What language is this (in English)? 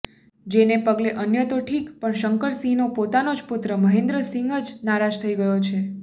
Gujarati